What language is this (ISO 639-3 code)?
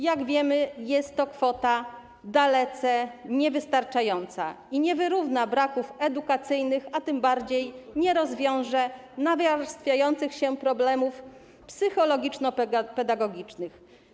pol